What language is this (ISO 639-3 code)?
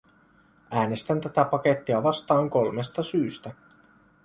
fin